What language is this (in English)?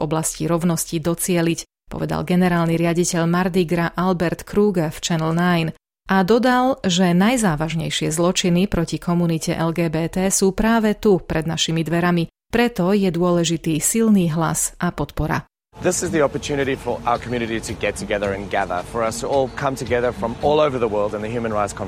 Slovak